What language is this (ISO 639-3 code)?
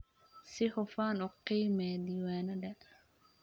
som